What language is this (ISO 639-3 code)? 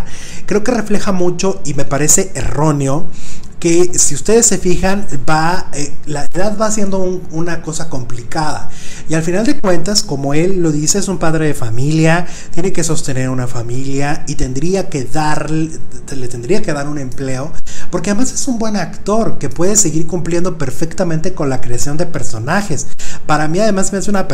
spa